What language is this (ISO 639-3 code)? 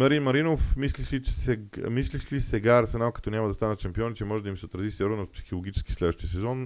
bul